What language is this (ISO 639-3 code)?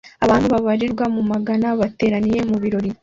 kin